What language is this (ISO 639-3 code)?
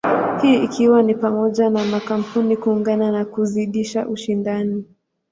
swa